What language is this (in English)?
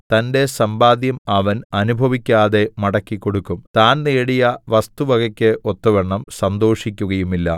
Malayalam